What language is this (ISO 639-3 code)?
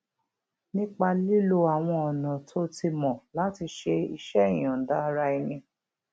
yor